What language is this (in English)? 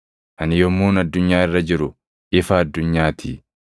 Oromo